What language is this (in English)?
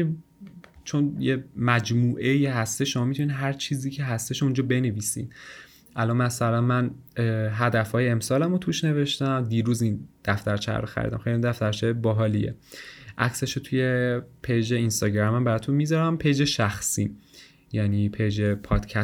Persian